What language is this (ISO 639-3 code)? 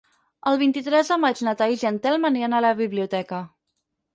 cat